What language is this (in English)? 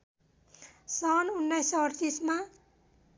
Nepali